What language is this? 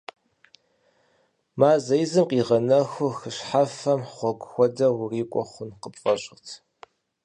Kabardian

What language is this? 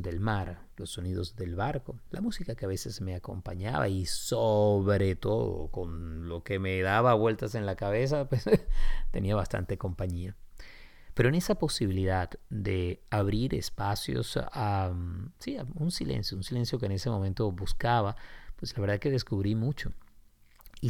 Spanish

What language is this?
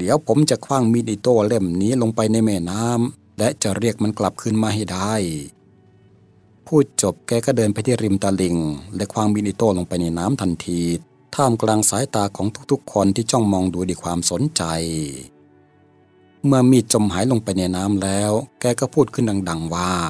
Thai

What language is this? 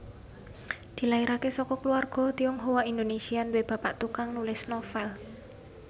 Javanese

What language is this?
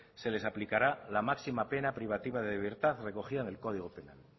Spanish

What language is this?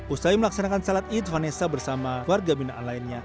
Indonesian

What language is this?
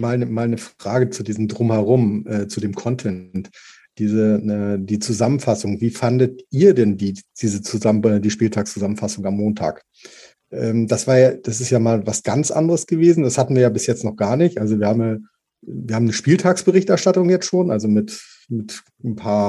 German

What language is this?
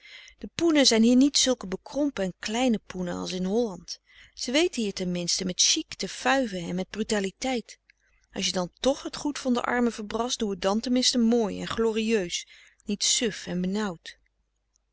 Dutch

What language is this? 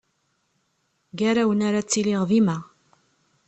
Kabyle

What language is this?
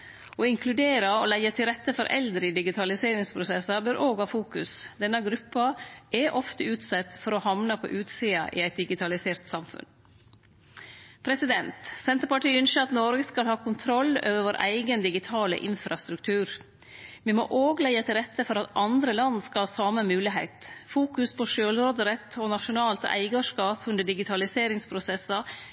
Norwegian Nynorsk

